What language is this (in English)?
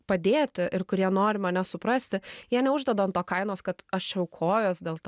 Lithuanian